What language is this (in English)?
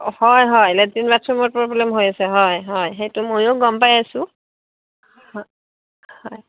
Assamese